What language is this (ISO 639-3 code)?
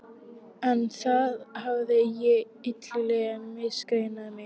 isl